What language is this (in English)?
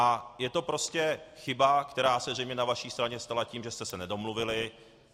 Czech